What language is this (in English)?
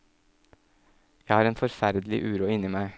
Norwegian